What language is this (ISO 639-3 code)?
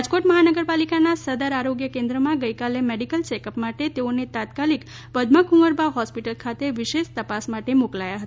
guj